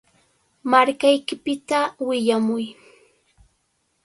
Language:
Cajatambo North Lima Quechua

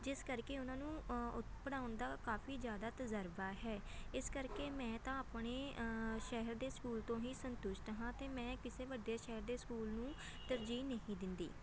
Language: Punjabi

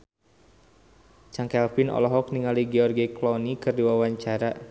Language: Sundanese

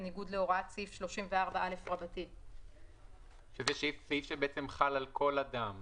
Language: Hebrew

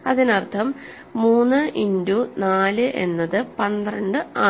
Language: Malayalam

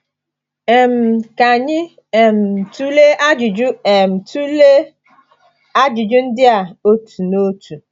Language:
Igbo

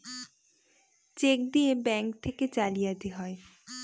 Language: Bangla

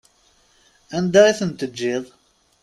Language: Kabyle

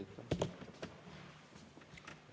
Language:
Estonian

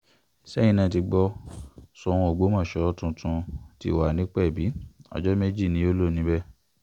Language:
Yoruba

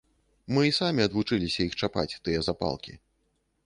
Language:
Belarusian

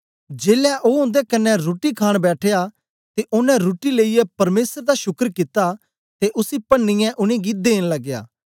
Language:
Dogri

